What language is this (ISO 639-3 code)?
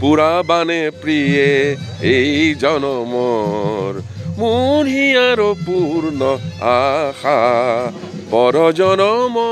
kor